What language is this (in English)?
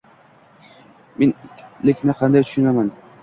Uzbek